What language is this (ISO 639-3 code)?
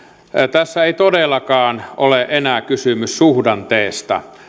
fin